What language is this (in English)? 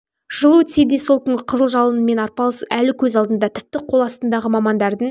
Kazakh